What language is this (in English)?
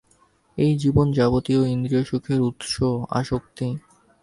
Bangla